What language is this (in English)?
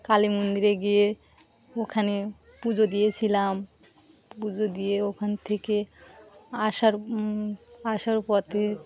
Bangla